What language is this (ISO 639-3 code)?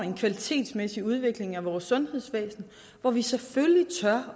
dan